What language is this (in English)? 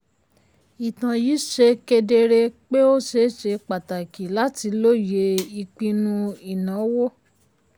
Yoruba